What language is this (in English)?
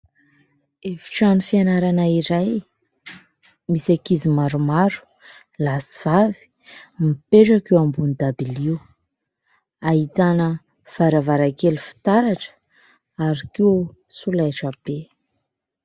Malagasy